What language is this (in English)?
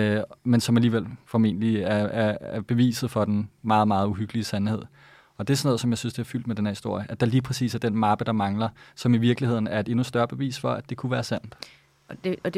Danish